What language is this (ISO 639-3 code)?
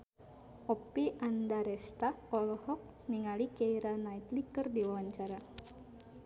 sun